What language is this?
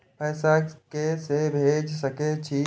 Maithili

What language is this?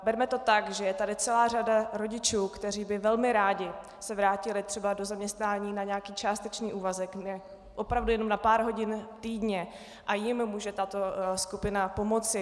Czech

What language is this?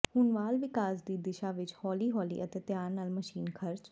Punjabi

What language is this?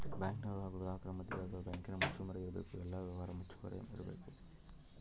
Kannada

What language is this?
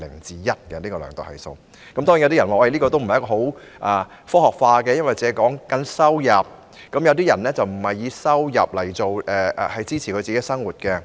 Cantonese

